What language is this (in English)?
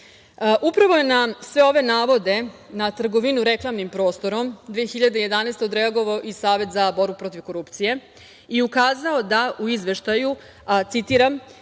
Serbian